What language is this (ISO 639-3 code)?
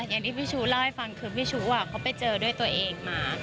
tha